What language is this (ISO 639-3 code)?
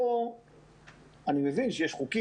heb